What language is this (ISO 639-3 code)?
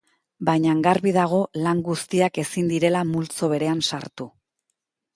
eus